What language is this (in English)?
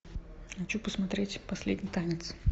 Russian